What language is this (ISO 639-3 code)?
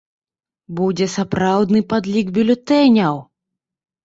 bel